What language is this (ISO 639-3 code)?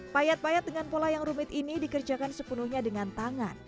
ind